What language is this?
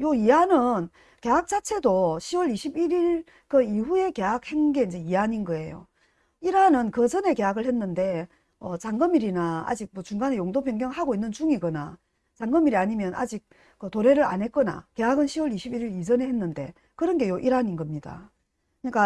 Korean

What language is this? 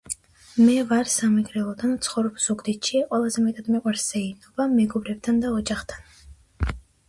Georgian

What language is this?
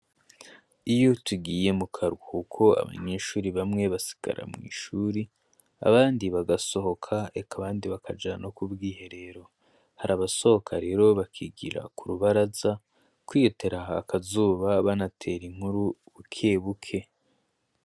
Rundi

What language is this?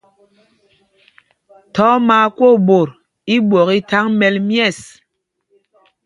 Mpumpong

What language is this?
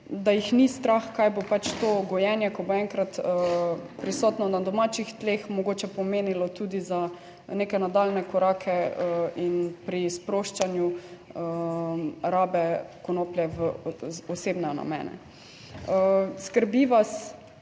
Slovenian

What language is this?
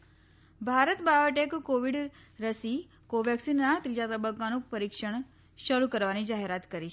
Gujarati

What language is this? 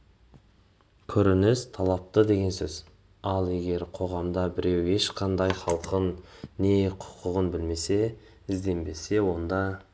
Kazakh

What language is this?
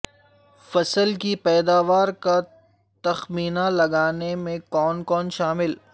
Urdu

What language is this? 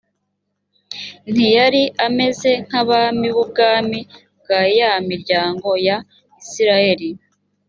Kinyarwanda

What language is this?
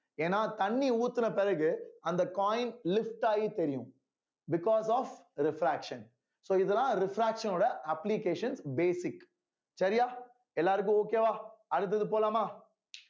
Tamil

